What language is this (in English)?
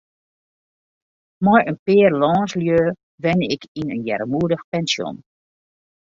Western Frisian